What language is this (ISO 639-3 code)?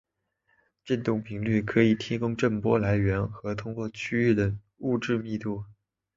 zho